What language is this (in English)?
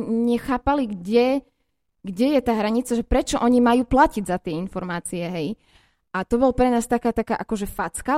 Slovak